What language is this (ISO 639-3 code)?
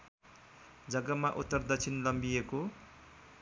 nep